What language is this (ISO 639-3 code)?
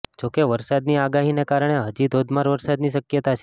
guj